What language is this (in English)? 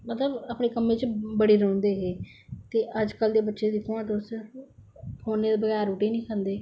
Dogri